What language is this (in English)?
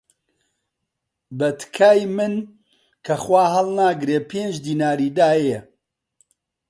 Central Kurdish